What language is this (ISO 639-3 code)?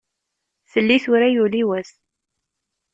kab